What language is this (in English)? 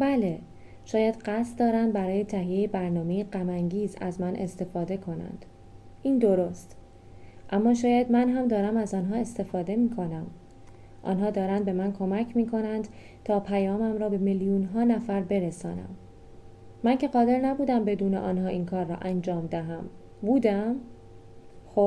Persian